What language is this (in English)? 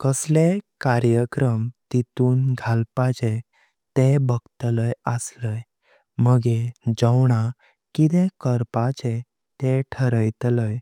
Konkani